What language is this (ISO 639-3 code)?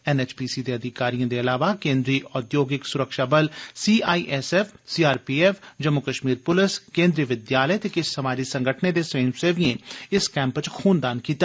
doi